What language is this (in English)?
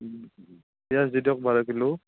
Assamese